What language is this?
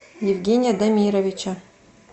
Russian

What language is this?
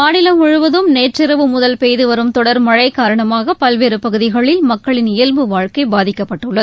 Tamil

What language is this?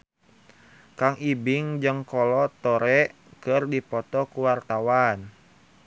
Sundanese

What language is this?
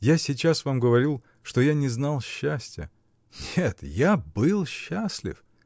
Russian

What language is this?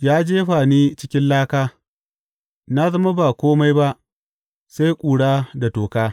Hausa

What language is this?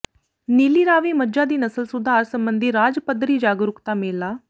Punjabi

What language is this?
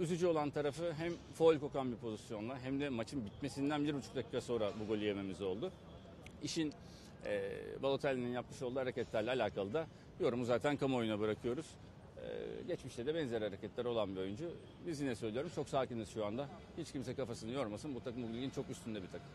Turkish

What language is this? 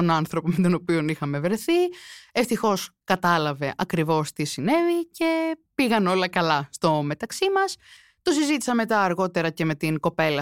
Greek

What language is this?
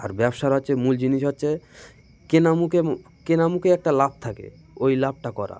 Bangla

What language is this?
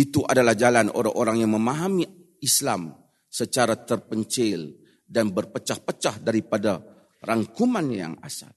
Malay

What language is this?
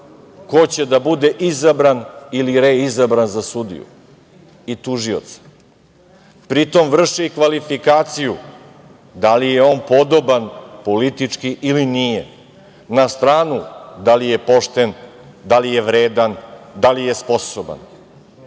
Serbian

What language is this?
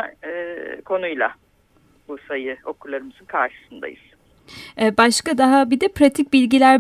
Turkish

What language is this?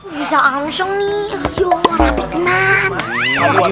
Indonesian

